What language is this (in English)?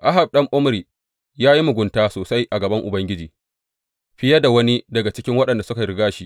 Hausa